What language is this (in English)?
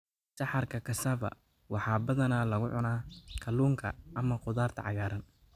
Somali